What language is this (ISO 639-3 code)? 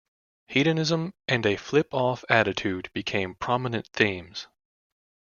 eng